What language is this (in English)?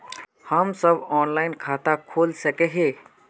Magahi